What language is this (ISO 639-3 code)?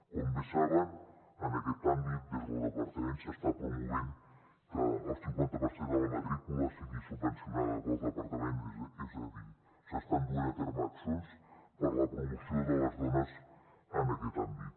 cat